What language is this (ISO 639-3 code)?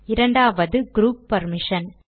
tam